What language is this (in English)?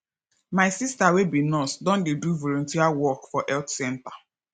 Nigerian Pidgin